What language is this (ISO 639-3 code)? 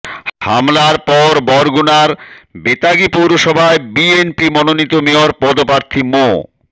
ben